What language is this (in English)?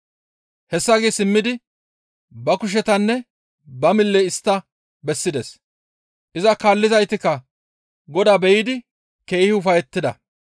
Gamo